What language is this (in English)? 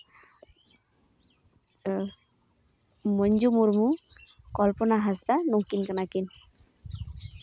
Santali